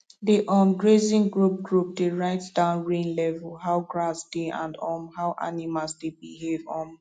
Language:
Nigerian Pidgin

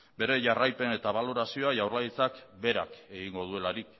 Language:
Basque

